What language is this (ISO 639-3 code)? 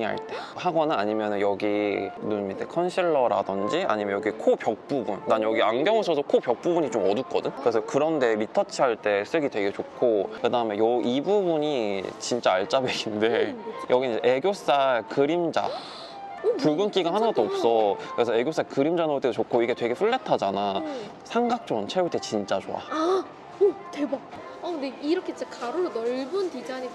kor